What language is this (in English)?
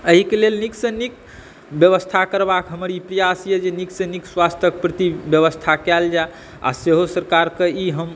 Maithili